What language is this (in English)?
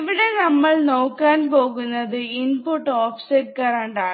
Malayalam